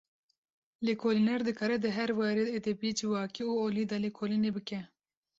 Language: Kurdish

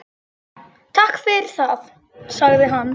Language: Icelandic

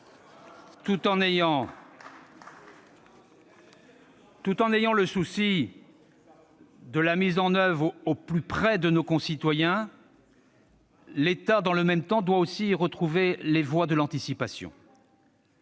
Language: French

